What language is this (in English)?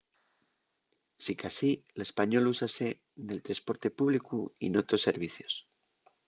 Asturian